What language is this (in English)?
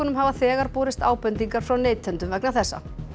Icelandic